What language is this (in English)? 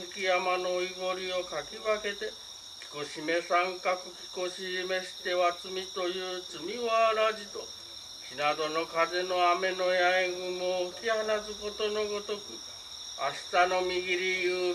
Japanese